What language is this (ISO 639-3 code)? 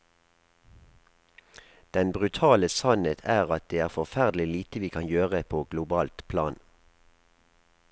nor